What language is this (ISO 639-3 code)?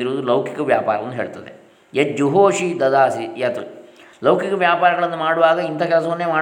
kan